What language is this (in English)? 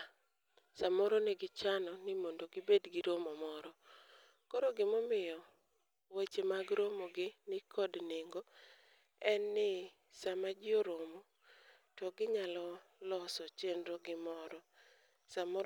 Luo (Kenya and Tanzania)